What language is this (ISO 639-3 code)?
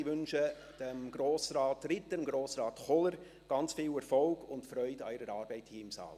gsw